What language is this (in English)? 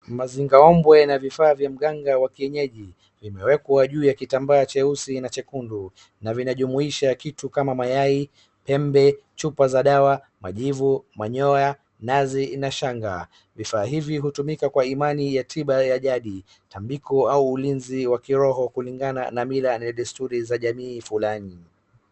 Swahili